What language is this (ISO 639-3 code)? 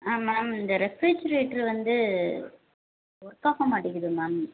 tam